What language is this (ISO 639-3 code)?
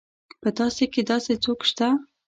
pus